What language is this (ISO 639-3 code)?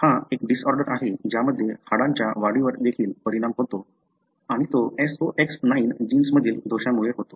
mar